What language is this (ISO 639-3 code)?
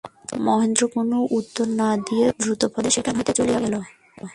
ben